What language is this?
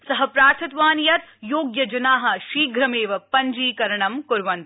Sanskrit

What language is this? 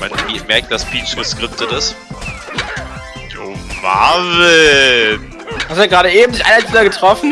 German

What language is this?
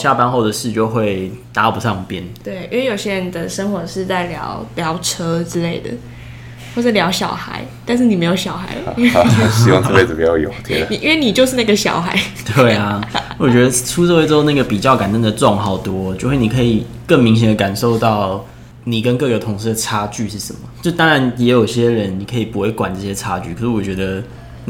Chinese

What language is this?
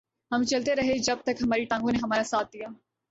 Urdu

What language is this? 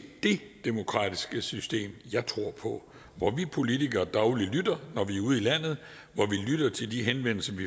Danish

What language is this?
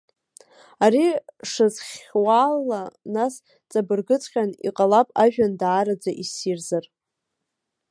Abkhazian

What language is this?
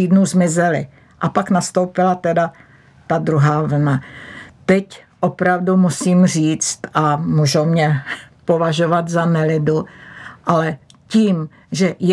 Czech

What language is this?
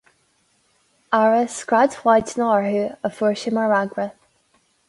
Irish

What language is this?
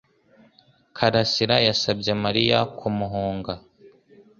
Kinyarwanda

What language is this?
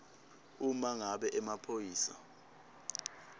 Swati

